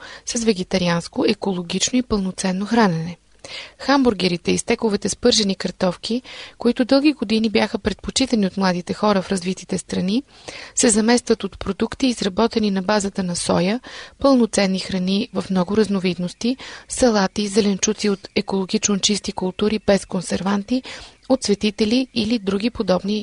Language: Bulgarian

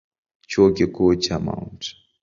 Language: Swahili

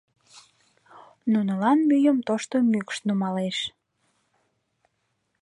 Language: Mari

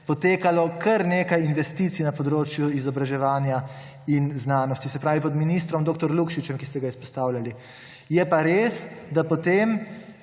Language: Slovenian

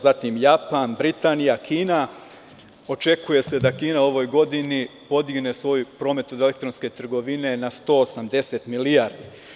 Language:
Serbian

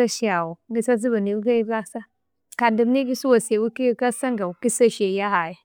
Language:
Konzo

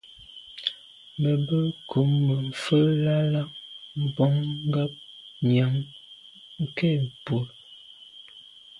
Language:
Medumba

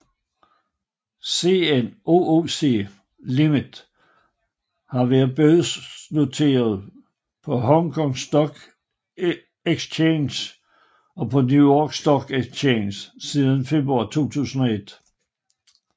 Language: Danish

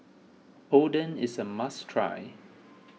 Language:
English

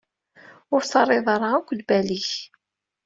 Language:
Kabyle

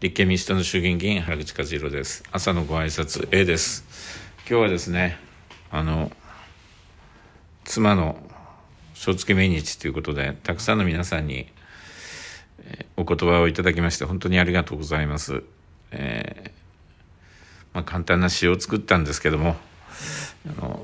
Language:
Japanese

